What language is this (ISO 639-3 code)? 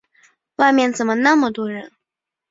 zho